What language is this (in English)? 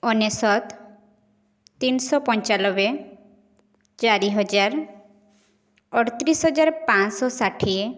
Odia